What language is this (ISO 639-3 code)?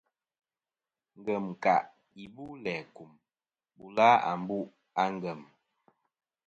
bkm